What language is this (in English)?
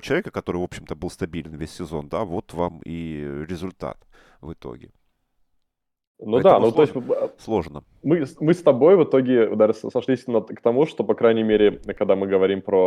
Russian